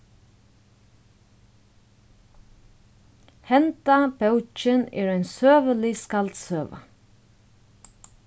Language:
Faroese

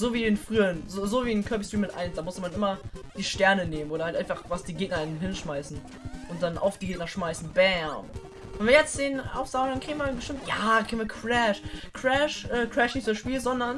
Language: German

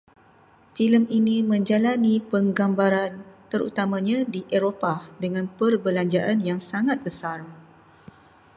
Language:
Malay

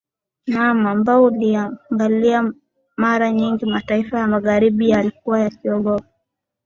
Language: Swahili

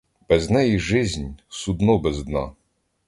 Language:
Ukrainian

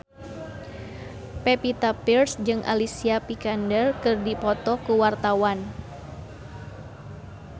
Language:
Sundanese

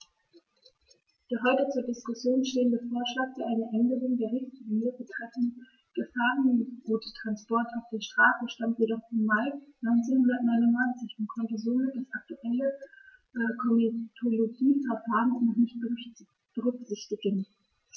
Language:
German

